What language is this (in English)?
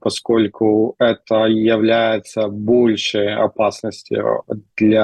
Russian